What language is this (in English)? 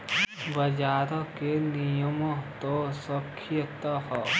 Bhojpuri